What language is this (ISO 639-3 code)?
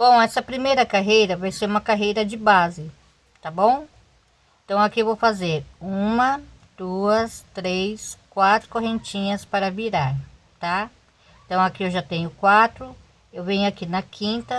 por